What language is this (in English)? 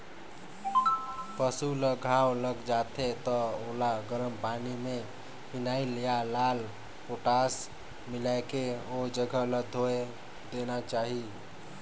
Chhattisgarhi